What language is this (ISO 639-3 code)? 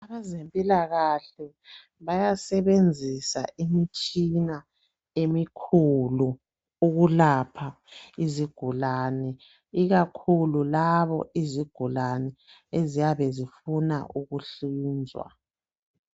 nde